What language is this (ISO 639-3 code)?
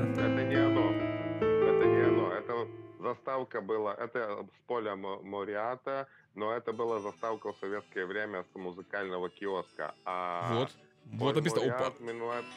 rus